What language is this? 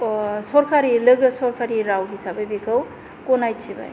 Bodo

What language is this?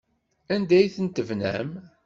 Kabyle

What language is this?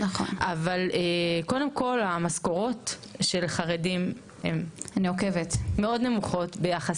Hebrew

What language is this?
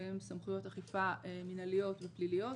Hebrew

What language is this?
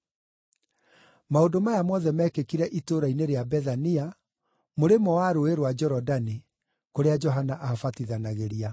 Kikuyu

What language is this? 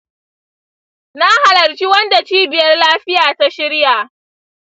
Hausa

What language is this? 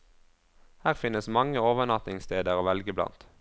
Norwegian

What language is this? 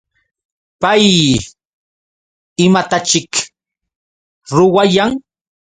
Yauyos Quechua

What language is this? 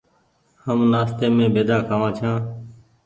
Goaria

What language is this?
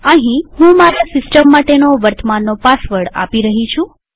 Gujarati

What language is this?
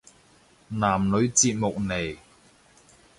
Cantonese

